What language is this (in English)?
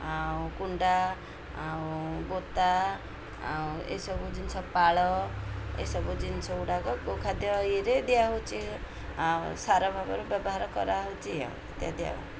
Odia